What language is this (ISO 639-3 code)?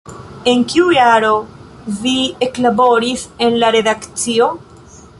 epo